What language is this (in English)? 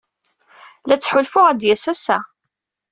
Kabyle